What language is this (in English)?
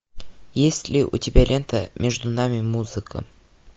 Russian